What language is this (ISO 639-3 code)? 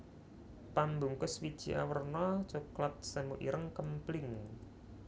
jav